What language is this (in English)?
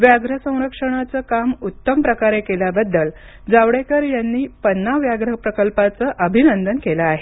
Marathi